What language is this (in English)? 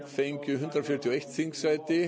Icelandic